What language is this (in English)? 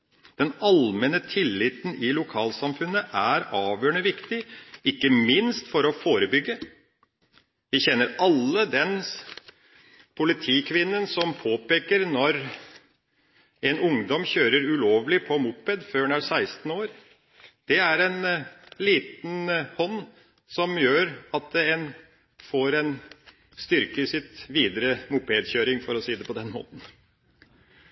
Norwegian Bokmål